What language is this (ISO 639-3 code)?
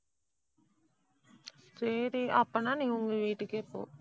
tam